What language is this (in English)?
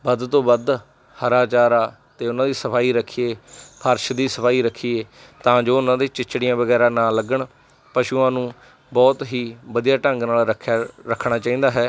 Punjabi